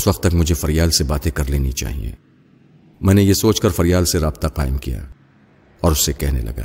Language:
Urdu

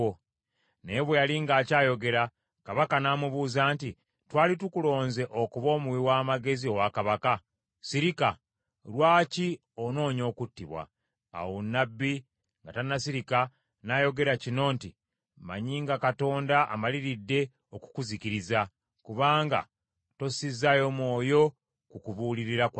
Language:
Ganda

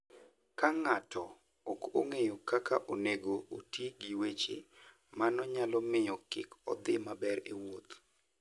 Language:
Luo (Kenya and Tanzania)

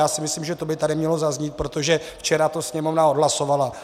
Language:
Czech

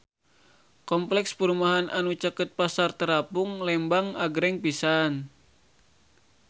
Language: Sundanese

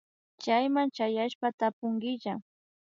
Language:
Imbabura Highland Quichua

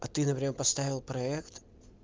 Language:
Russian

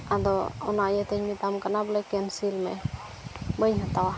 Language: Santali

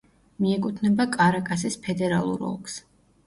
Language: Georgian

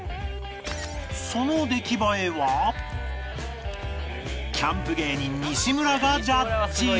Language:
Japanese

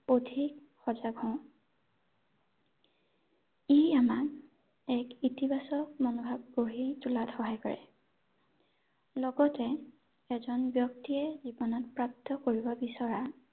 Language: Assamese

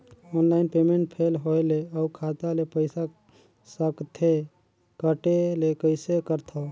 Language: Chhattisgarhi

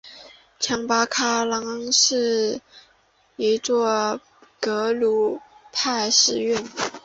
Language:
Chinese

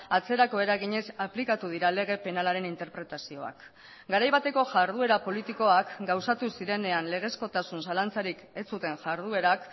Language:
Basque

